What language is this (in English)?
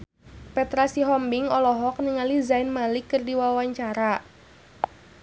Sundanese